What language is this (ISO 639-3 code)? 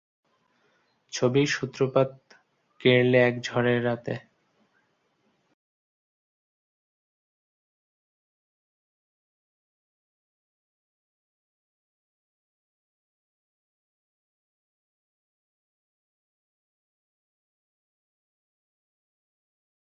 ben